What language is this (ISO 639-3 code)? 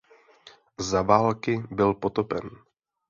ces